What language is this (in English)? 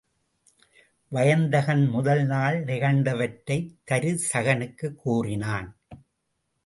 Tamil